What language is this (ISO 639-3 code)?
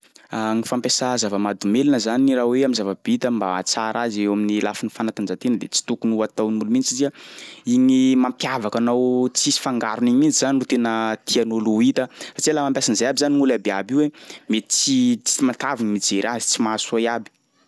skg